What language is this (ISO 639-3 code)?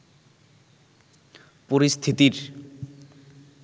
ben